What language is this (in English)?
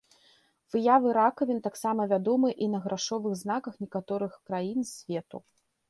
Belarusian